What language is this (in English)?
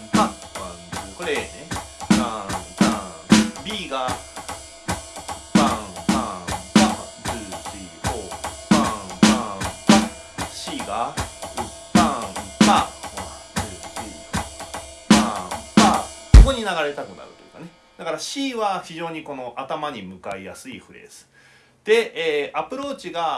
Japanese